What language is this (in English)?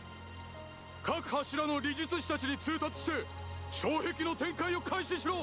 Japanese